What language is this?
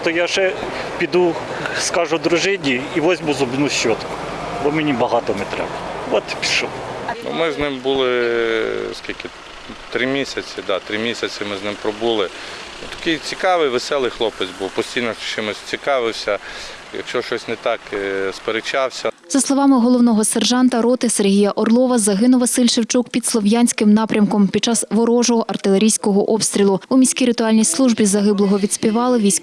Ukrainian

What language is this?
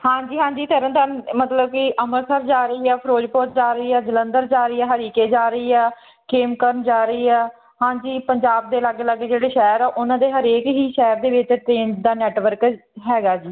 Punjabi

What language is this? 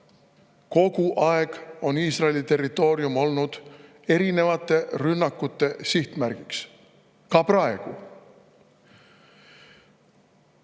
Estonian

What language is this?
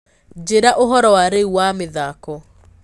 Kikuyu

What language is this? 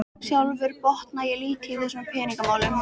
Icelandic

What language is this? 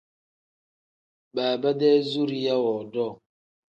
Tem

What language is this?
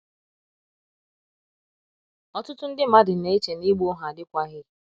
Igbo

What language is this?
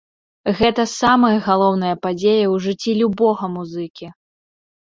Belarusian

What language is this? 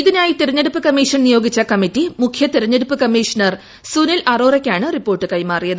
Malayalam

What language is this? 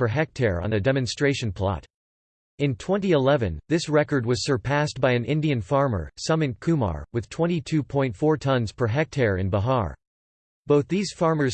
English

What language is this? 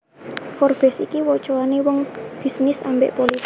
Javanese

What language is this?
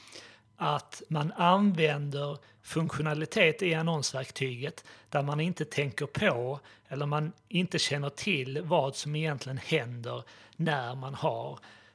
Swedish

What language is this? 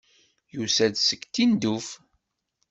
Kabyle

